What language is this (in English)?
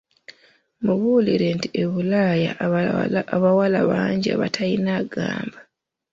Ganda